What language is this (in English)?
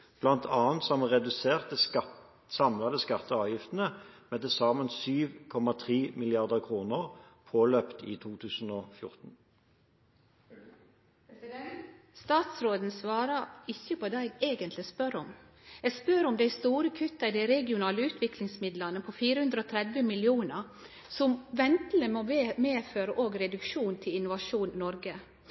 Norwegian